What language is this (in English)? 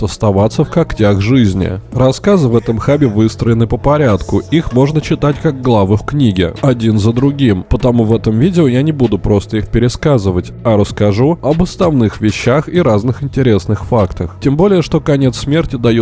Russian